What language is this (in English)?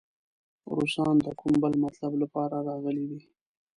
Pashto